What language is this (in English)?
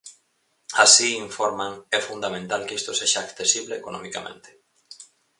Galician